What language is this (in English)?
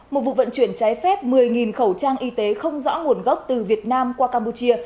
Vietnamese